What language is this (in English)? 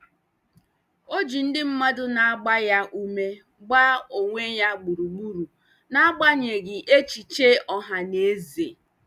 Igbo